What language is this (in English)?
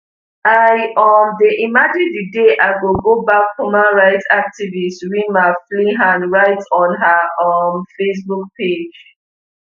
Nigerian Pidgin